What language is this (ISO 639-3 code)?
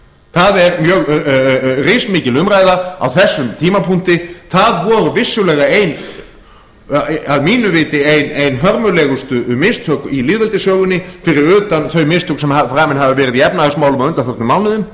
isl